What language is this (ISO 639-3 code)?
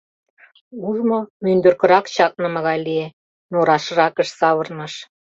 chm